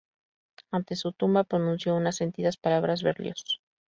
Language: Spanish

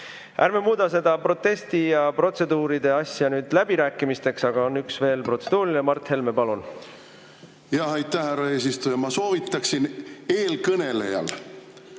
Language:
Estonian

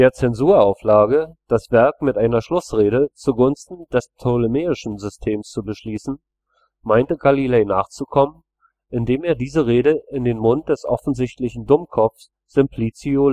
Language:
German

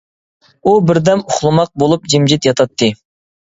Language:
Uyghur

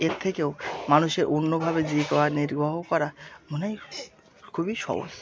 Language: Bangla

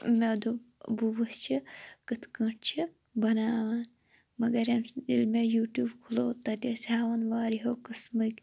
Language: Kashmiri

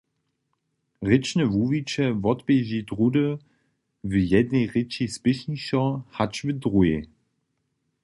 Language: Upper Sorbian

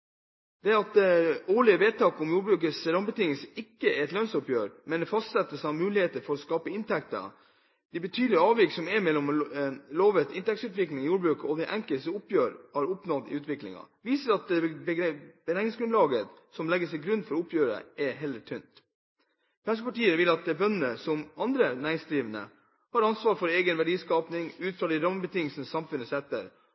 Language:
Norwegian Bokmål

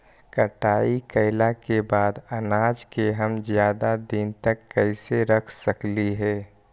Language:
Magahi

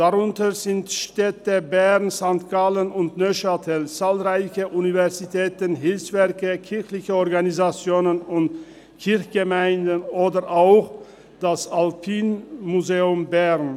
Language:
Swiss German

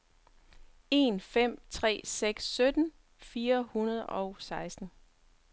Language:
Danish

